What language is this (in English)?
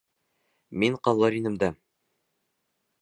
Bashkir